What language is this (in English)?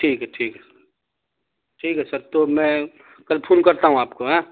Urdu